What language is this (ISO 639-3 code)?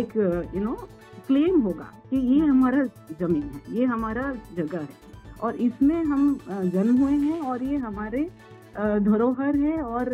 hin